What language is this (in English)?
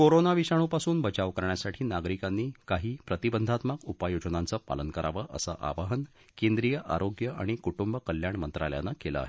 Marathi